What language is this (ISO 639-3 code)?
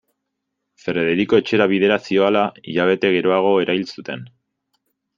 eus